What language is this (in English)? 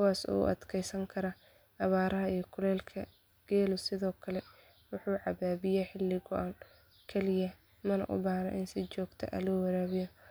Somali